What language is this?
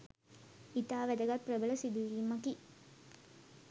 Sinhala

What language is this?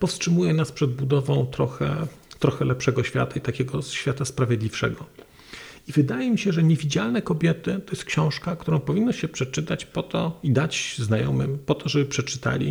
Polish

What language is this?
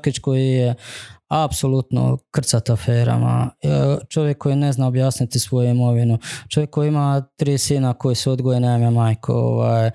Croatian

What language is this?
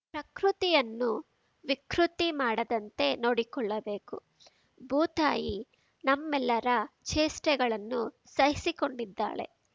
Kannada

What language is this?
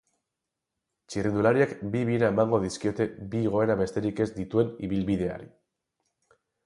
Basque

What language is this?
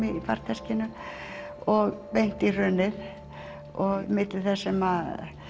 Icelandic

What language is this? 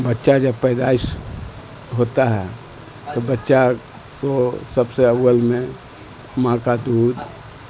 Urdu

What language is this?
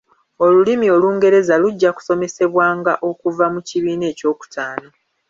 Ganda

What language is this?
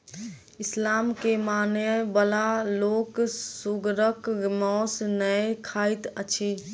Maithili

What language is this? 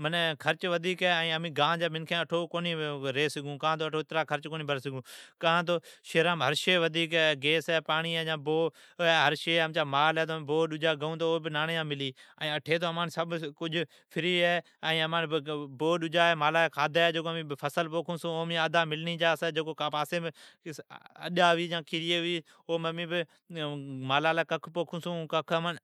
Od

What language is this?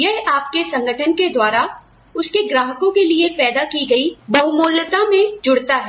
Hindi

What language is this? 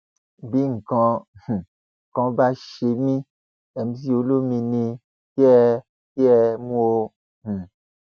Yoruba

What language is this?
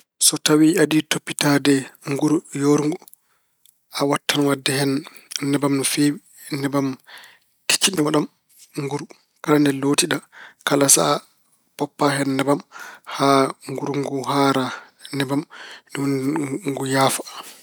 Fula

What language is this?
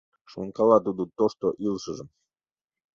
Mari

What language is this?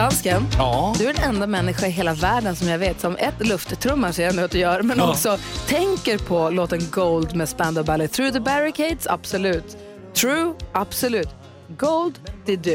Swedish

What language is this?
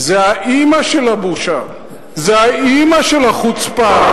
Hebrew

